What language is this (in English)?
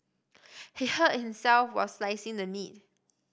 English